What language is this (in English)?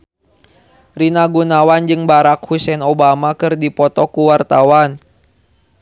Sundanese